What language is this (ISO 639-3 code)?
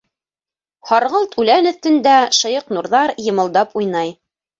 bak